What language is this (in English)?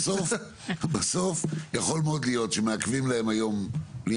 Hebrew